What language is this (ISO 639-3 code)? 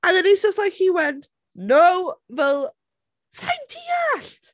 cym